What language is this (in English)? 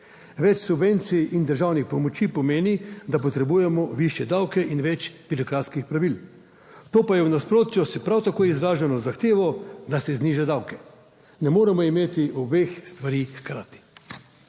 Slovenian